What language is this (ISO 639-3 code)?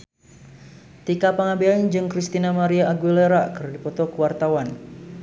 sun